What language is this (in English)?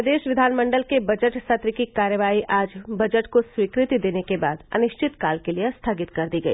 Hindi